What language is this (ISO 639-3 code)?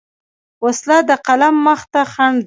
pus